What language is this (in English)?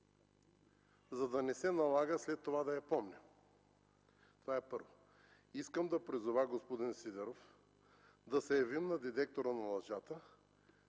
Bulgarian